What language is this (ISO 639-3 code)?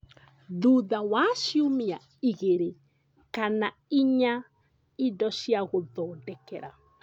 kik